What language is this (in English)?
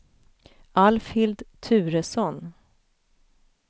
Swedish